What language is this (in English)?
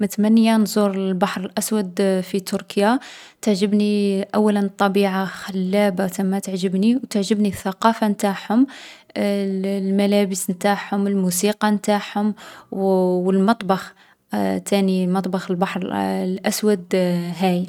Algerian Arabic